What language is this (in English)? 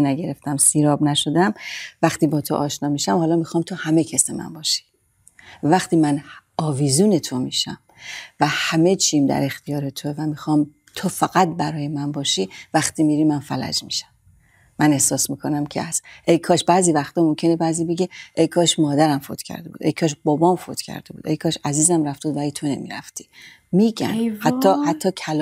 Persian